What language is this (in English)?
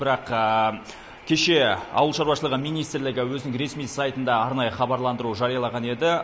Kazakh